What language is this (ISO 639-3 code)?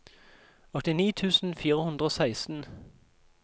nor